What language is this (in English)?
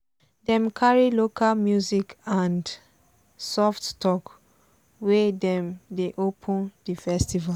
Nigerian Pidgin